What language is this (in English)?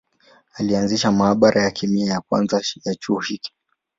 Swahili